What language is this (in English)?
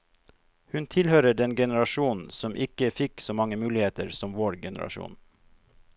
Norwegian